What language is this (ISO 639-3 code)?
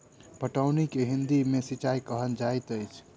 mai